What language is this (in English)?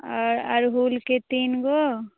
Maithili